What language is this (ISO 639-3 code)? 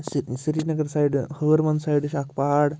kas